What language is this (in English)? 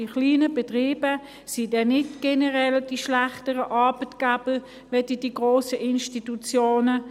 Swiss German